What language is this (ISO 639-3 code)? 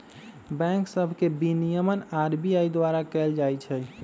mag